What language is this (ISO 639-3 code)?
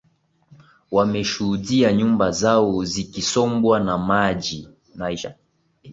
swa